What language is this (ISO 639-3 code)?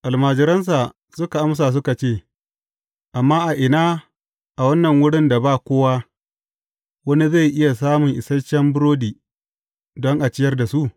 hau